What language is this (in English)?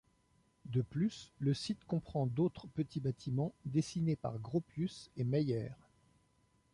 French